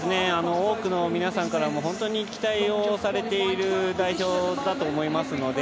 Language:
Japanese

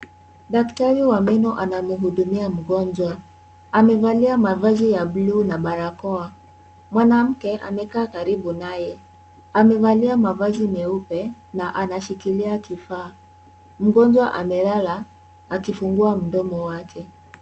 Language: Swahili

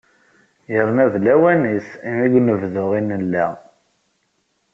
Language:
Kabyle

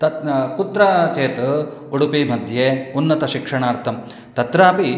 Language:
Sanskrit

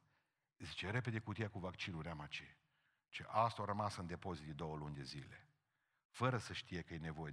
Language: Romanian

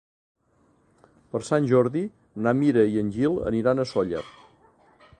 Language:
Catalan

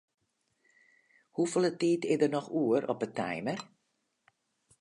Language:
Western Frisian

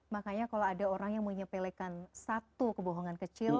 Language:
Indonesian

